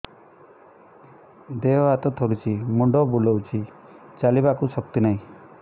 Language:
Odia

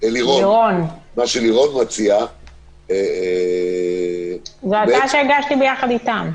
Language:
Hebrew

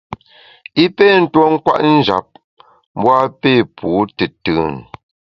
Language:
Bamun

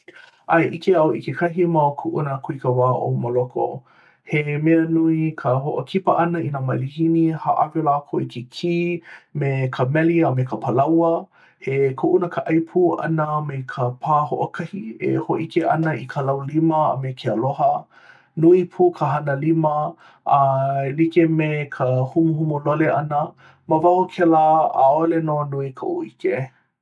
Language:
Hawaiian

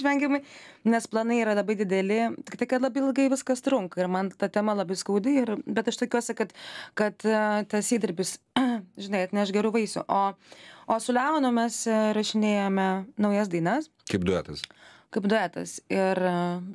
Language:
Lithuanian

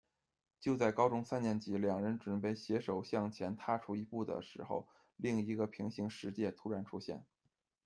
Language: Chinese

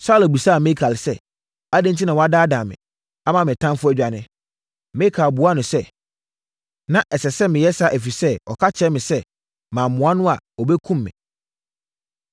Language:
Akan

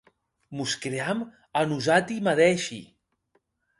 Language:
Occitan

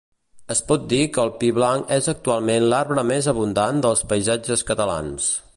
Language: Catalan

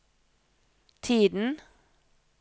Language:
Norwegian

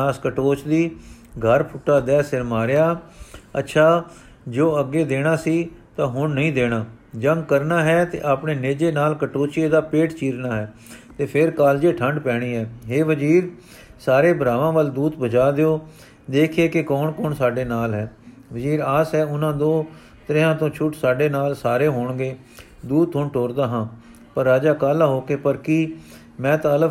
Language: Punjabi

